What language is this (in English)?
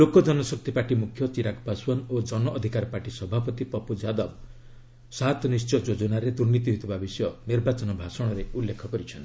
Odia